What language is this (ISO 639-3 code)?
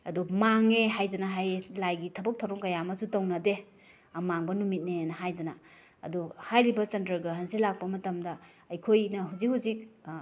mni